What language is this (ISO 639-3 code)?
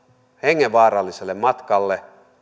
fin